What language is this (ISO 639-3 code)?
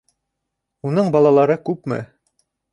bak